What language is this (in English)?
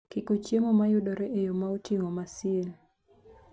Luo (Kenya and Tanzania)